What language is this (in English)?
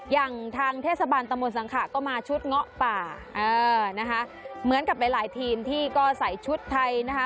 Thai